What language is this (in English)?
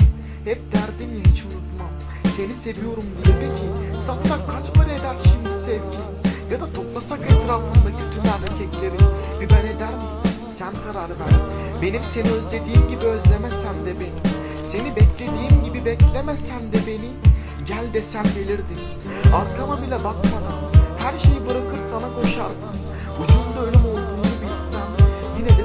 Turkish